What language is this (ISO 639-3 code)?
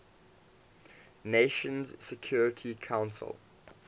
eng